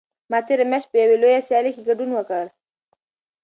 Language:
Pashto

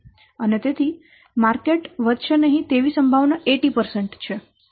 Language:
Gujarati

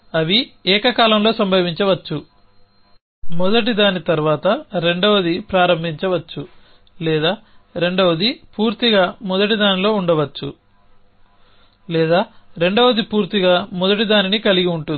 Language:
Telugu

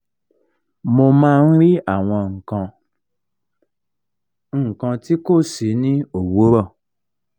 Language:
Yoruba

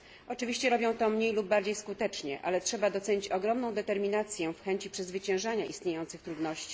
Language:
Polish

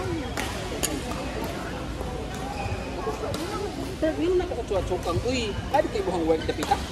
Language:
Filipino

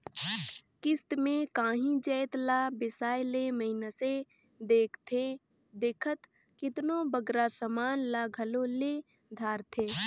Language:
Chhattisgarhi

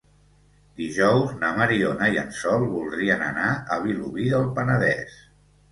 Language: Catalan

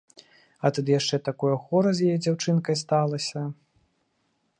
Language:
Belarusian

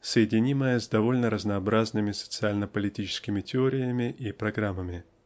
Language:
Russian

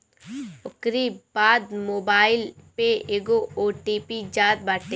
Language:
Bhojpuri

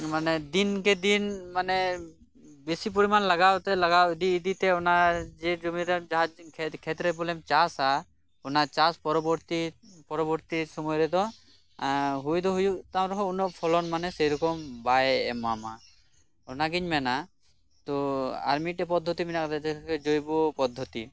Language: Santali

